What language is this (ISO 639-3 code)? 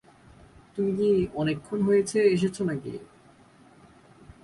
ben